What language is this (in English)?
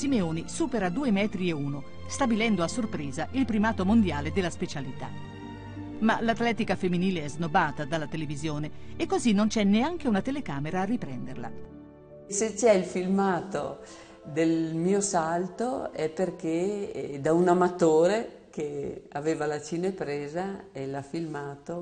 Italian